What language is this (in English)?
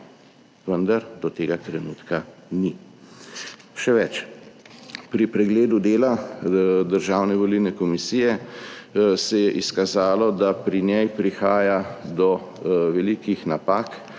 Slovenian